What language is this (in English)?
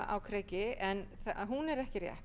Icelandic